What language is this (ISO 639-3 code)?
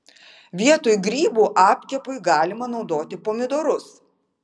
lit